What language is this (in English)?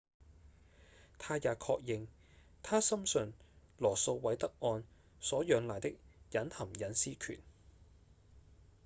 Cantonese